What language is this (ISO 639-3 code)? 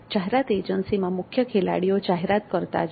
guj